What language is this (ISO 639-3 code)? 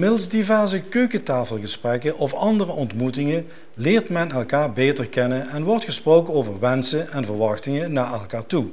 nld